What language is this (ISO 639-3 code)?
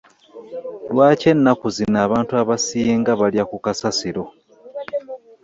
lug